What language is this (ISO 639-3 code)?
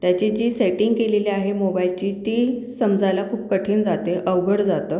mar